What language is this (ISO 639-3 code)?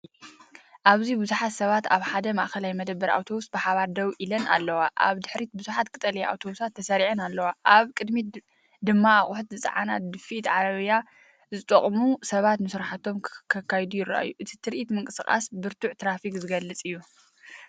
tir